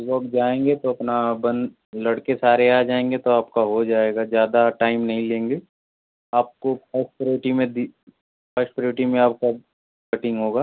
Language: Hindi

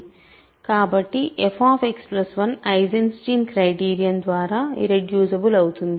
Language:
Telugu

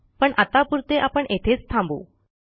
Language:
Marathi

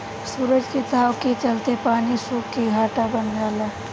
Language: Bhojpuri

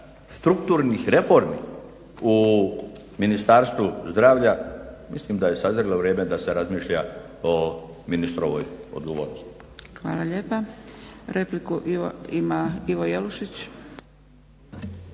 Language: Croatian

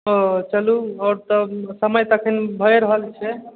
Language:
Maithili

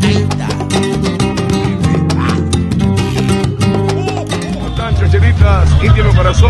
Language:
Spanish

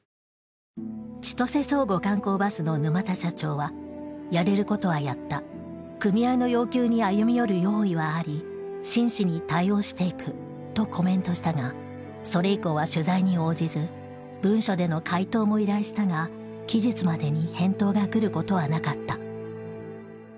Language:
Japanese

